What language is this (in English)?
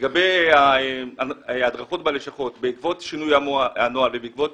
Hebrew